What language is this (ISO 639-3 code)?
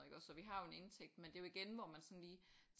dan